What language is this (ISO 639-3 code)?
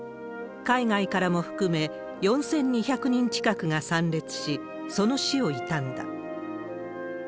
jpn